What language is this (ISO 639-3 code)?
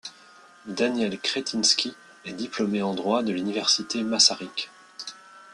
fra